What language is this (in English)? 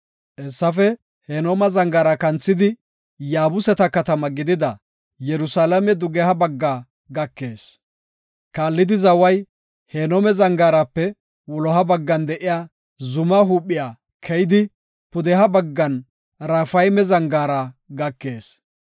Gofa